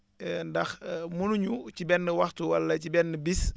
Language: Wolof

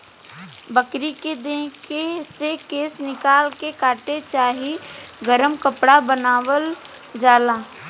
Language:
Bhojpuri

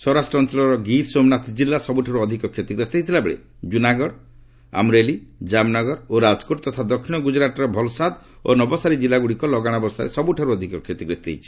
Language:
Odia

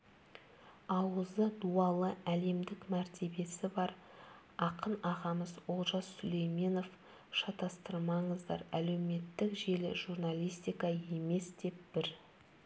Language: Kazakh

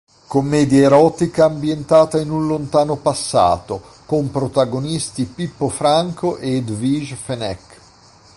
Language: Italian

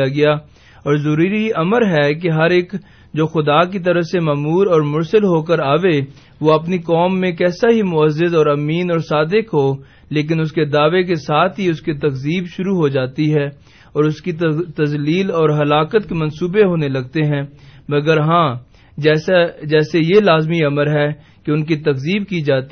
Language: Urdu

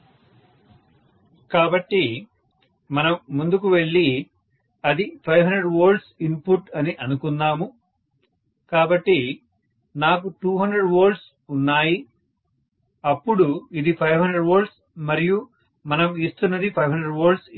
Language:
Telugu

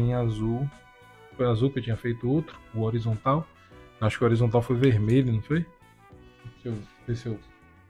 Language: Portuguese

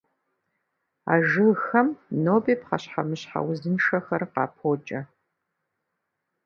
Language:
Kabardian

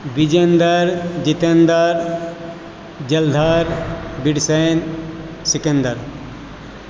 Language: Maithili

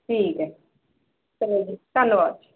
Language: Punjabi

